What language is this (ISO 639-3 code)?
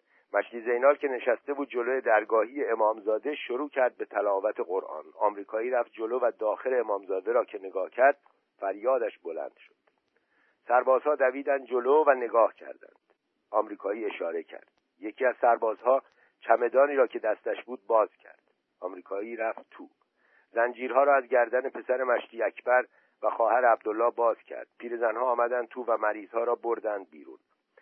fas